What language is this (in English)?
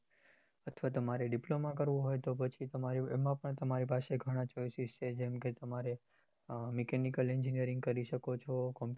Gujarati